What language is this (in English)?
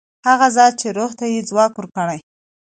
Pashto